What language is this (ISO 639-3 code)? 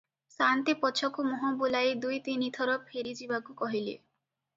ori